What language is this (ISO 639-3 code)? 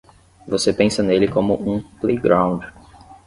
por